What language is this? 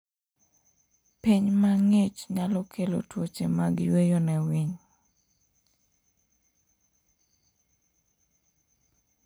Luo (Kenya and Tanzania)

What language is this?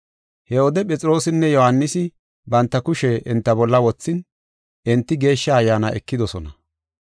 Gofa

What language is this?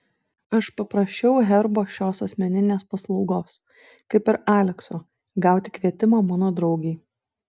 Lithuanian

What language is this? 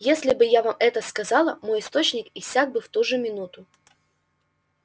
Russian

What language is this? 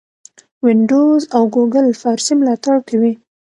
Pashto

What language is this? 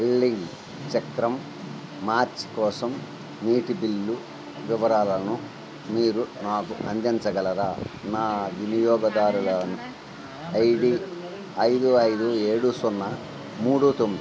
Telugu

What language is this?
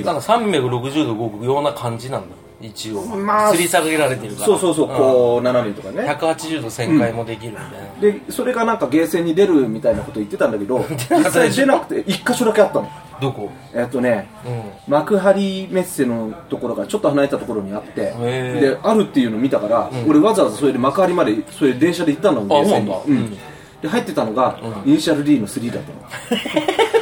Japanese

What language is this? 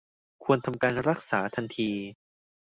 Thai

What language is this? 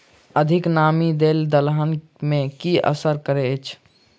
Maithili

